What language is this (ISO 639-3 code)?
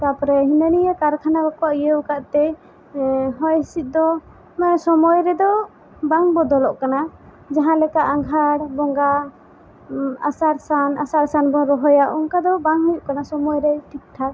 sat